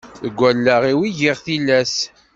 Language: Kabyle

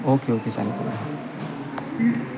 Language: Marathi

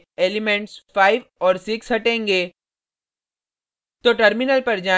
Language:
Hindi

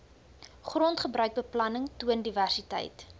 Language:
Afrikaans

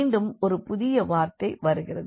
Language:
Tamil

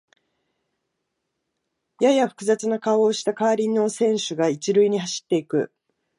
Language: Japanese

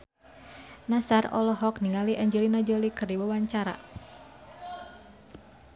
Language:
Sundanese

